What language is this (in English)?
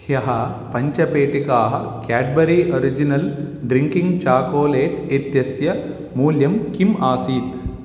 Sanskrit